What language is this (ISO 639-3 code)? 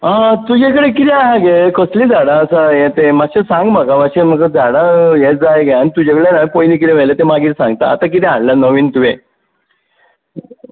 kok